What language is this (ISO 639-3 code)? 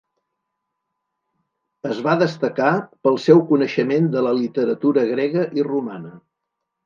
cat